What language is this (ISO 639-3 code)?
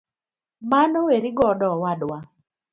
luo